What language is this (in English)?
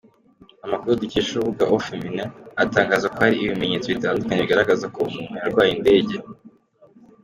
Kinyarwanda